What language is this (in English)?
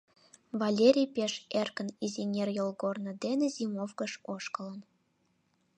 Mari